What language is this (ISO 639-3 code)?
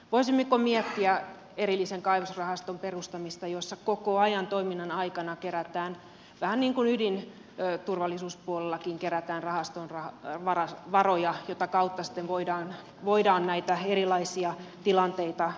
fin